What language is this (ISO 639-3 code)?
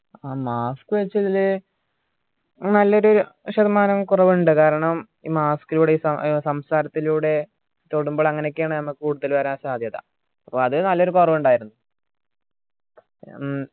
mal